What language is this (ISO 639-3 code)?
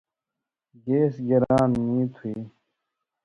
mvy